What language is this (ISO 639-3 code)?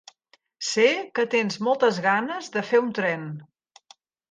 cat